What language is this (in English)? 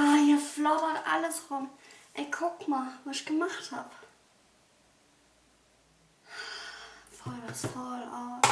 German